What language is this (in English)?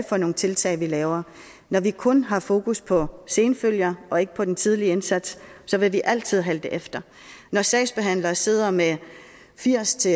Danish